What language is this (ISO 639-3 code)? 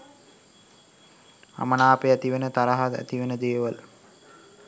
sin